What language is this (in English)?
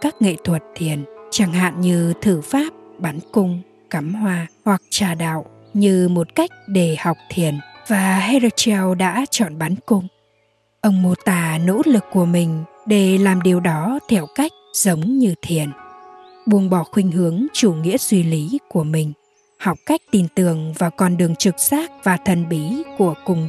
Vietnamese